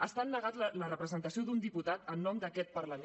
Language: Catalan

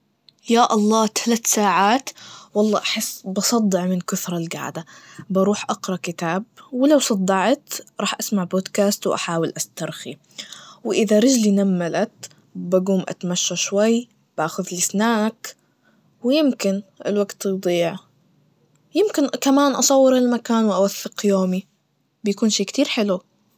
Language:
Najdi Arabic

